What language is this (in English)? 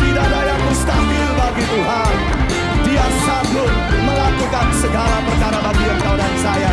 Indonesian